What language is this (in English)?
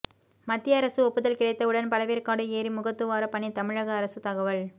Tamil